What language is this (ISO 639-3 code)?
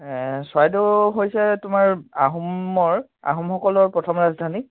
asm